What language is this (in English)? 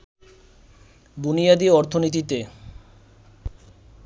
Bangla